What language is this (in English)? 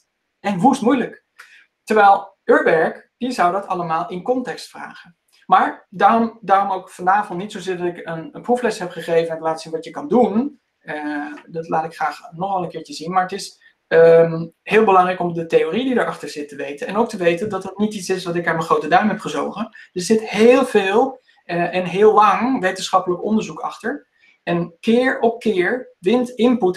Dutch